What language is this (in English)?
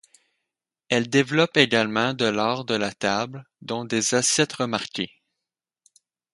French